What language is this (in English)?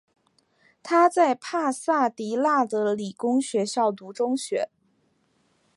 Chinese